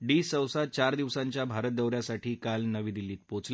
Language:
Marathi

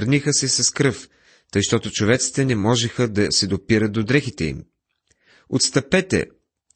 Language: Bulgarian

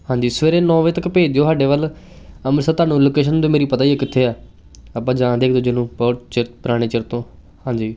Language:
Punjabi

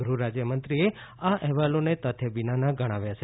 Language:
Gujarati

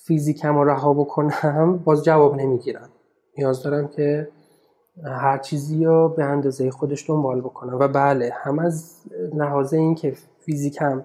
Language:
Persian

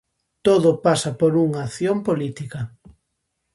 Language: Galician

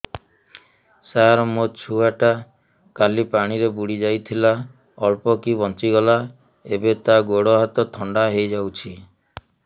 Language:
Odia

